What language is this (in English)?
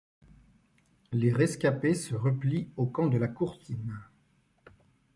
French